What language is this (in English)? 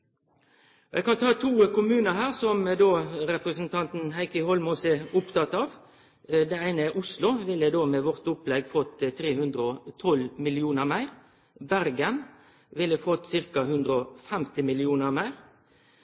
Norwegian Nynorsk